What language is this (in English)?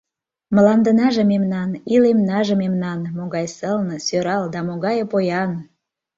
Mari